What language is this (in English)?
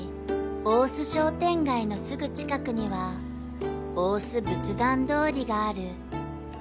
Japanese